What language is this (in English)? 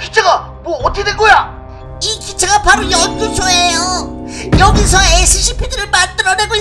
Korean